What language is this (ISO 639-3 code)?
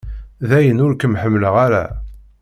kab